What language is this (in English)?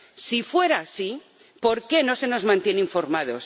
Spanish